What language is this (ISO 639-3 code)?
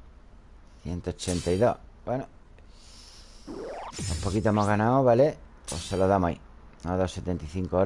spa